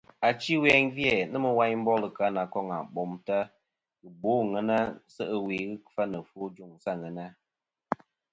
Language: Kom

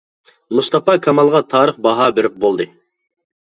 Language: Uyghur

